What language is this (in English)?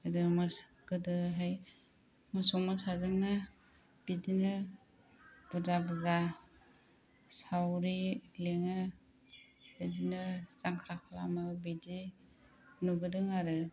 Bodo